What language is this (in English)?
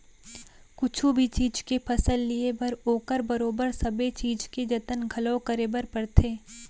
Chhattisgarhi